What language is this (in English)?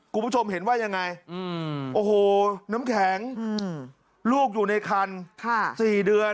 Thai